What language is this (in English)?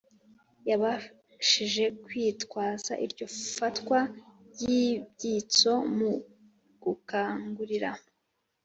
Kinyarwanda